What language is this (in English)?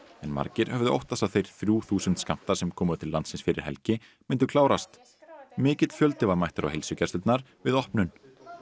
Icelandic